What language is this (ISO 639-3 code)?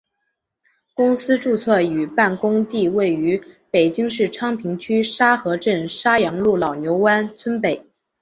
zho